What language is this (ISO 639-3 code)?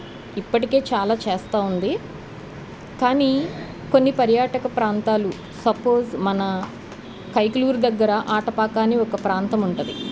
tel